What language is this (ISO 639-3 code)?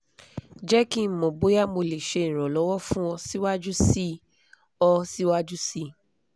yor